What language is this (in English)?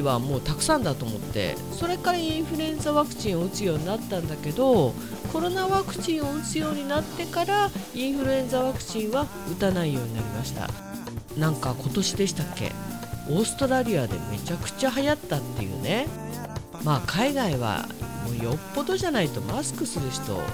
Japanese